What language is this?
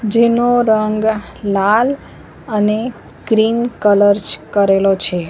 Gujarati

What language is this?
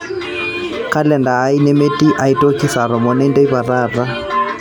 Masai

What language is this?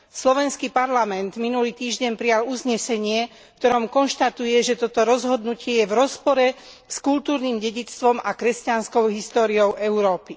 Slovak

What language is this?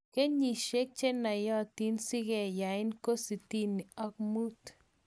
Kalenjin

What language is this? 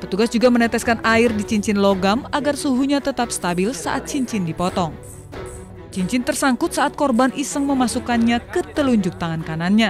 Indonesian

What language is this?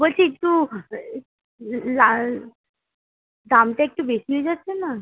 Bangla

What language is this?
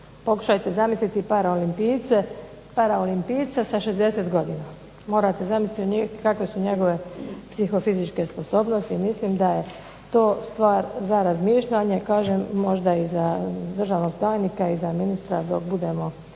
Croatian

